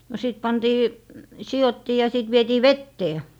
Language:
Finnish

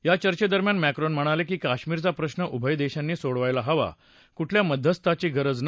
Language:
Marathi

